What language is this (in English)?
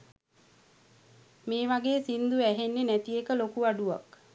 Sinhala